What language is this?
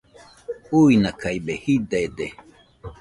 Nüpode Huitoto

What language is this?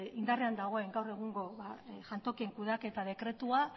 Basque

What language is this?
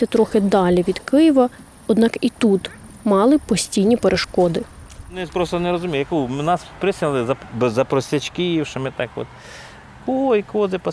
Ukrainian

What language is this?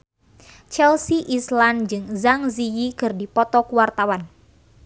Sundanese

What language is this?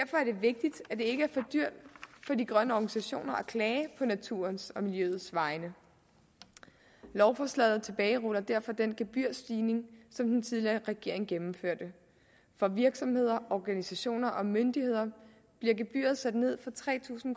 Danish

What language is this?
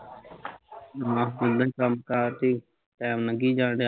Punjabi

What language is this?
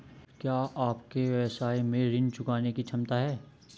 Hindi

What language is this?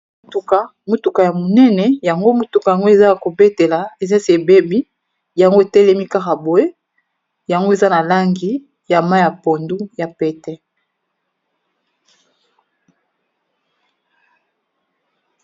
Lingala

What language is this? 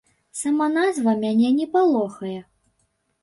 Belarusian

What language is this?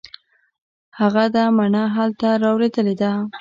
Pashto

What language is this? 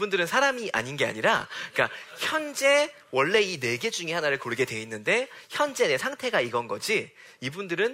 Korean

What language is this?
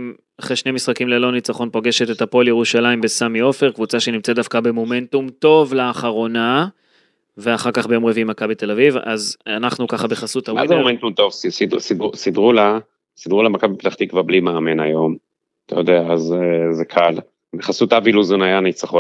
Hebrew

